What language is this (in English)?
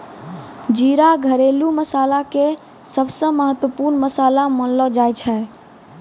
Maithili